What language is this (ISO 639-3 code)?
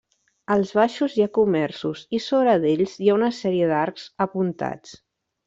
cat